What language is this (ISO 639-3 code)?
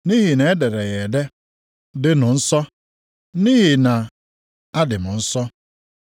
ibo